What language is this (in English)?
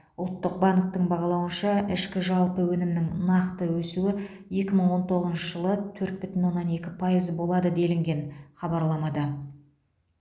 Kazakh